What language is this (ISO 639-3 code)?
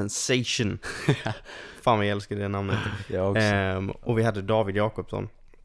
swe